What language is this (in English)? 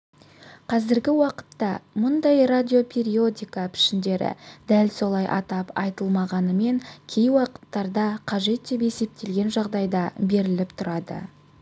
Kazakh